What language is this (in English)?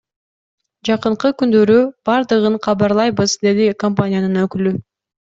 Kyrgyz